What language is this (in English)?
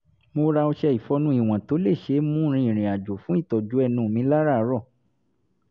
Yoruba